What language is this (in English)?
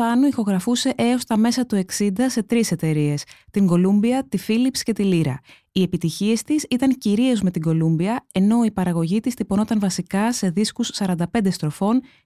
Greek